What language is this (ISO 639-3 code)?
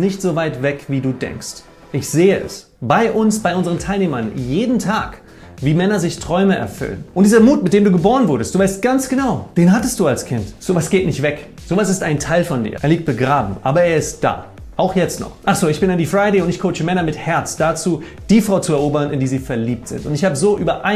deu